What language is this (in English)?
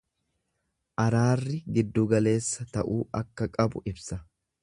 Oromo